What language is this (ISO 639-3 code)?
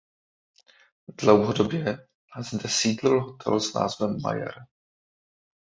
ces